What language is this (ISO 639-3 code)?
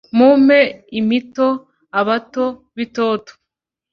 kin